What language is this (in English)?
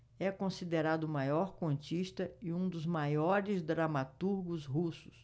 Portuguese